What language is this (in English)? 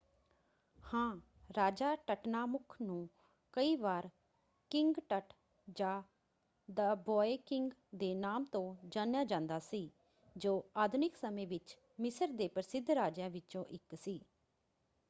Punjabi